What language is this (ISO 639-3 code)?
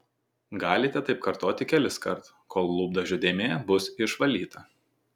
lit